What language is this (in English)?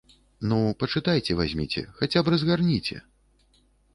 Belarusian